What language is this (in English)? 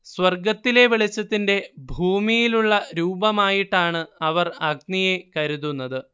Malayalam